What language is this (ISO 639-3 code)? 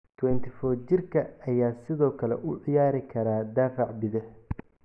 som